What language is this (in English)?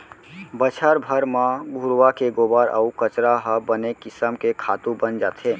Chhattisgarhi